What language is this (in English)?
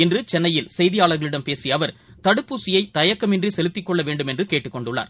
Tamil